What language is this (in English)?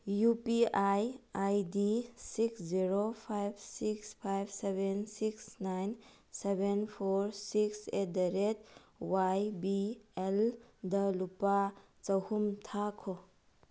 Manipuri